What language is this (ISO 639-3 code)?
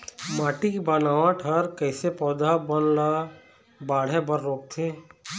hne